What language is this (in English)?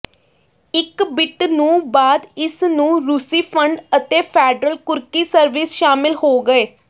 Punjabi